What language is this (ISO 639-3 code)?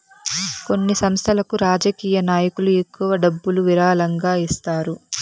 tel